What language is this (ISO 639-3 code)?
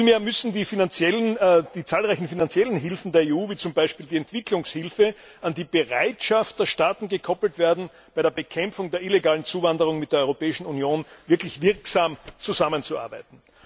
deu